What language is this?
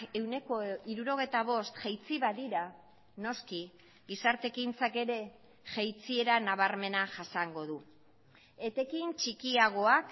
Basque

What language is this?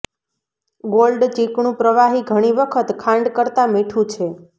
Gujarati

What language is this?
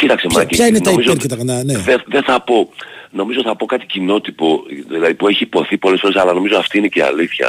Greek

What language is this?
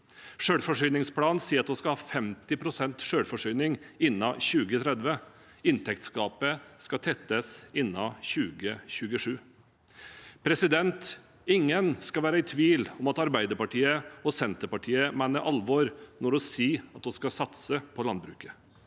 Norwegian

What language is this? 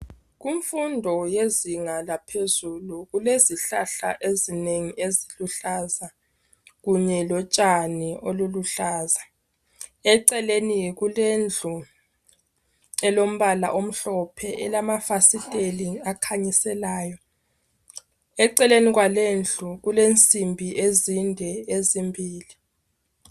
North Ndebele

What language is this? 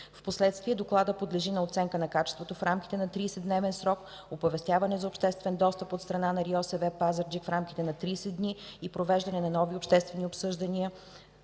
Bulgarian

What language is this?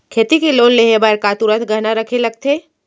Chhattisgarhi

